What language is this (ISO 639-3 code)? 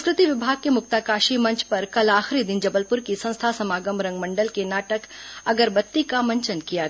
hin